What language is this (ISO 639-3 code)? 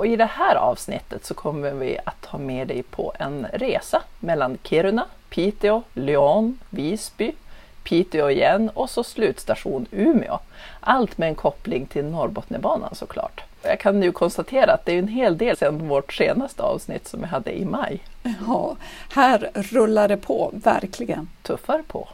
swe